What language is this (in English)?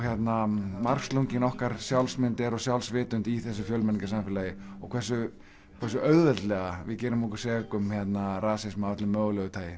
Icelandic